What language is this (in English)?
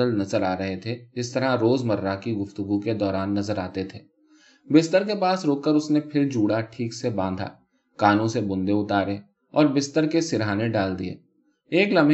Urdu